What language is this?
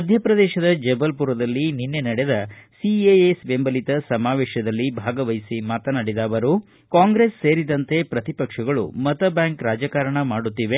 Kannada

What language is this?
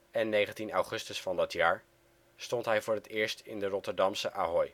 Dutch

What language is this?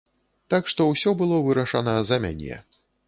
Belarusian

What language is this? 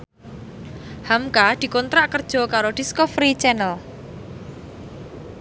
Javanese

